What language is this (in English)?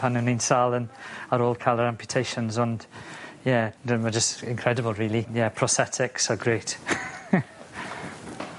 Welsh